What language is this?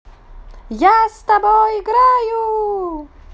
Russian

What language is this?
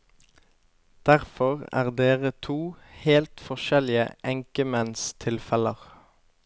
Norwegian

